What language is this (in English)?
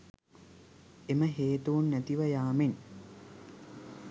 Sinhala